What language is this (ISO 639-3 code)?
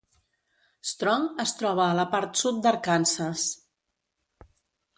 cat